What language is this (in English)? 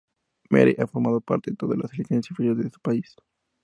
Spanish